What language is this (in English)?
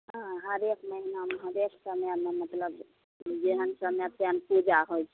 Maithili